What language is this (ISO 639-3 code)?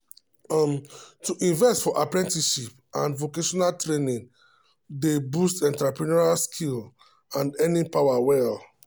pcm